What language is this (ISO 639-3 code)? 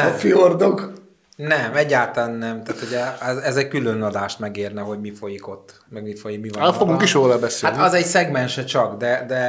hun